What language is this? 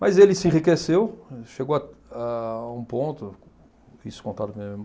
Portuguese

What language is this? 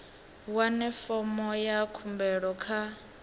Venda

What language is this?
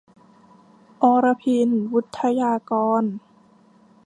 Thai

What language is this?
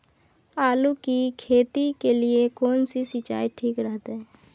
Maithili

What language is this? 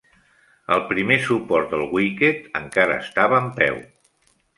Catalan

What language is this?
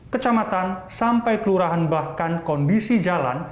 Indonesian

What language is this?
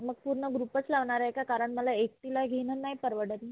Marathi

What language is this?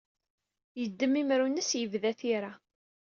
Kabyle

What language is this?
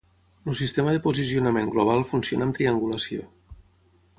Catalan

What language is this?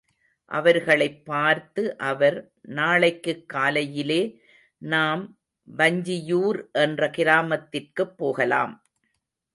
Tamil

